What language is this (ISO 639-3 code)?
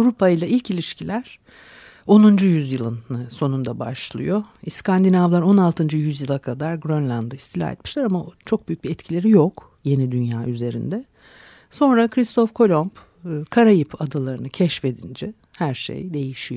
tur